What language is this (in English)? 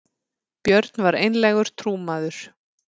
Icelandic